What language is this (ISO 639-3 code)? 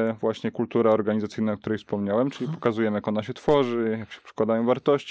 pol